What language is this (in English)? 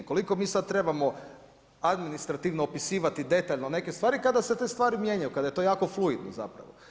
Croatian